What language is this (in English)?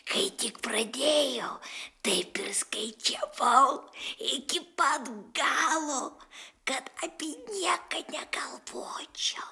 Lithuanian